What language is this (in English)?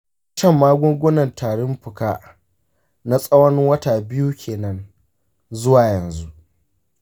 Hausa